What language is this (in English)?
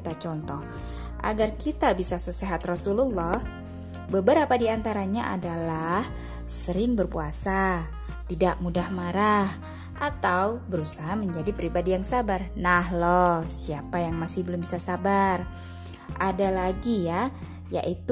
Indonesian